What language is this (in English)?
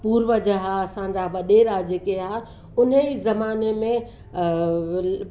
Sindhi